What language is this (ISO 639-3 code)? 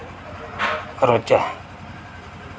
doi